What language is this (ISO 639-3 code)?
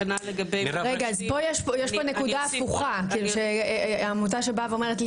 heb